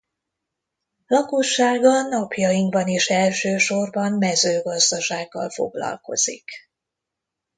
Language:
Hungarian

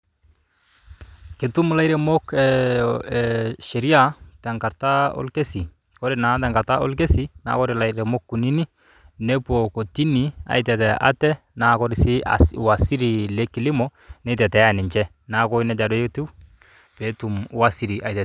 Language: Masai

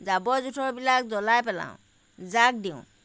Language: Assamese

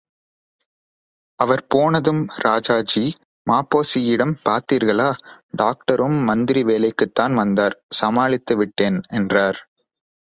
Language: Tamil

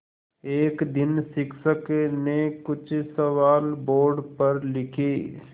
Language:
Hindi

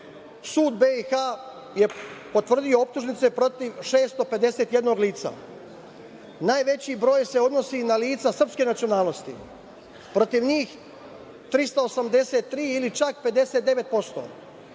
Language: Serbian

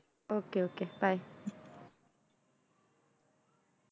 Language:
Punjabi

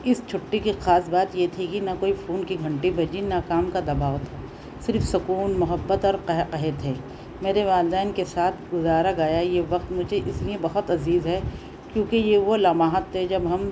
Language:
Urdu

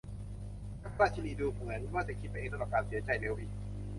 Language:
Thai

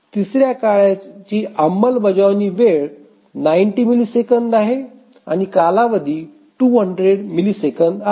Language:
Marathi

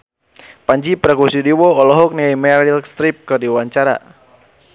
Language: Sundanese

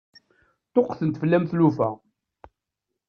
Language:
Kabyle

